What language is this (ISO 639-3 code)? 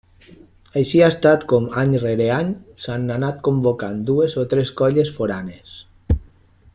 cat